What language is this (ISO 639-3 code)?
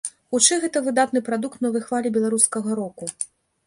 bel